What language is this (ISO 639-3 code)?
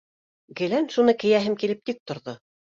bak